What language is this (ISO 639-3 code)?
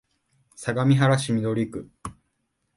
jpn